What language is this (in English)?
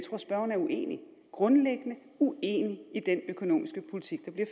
Danish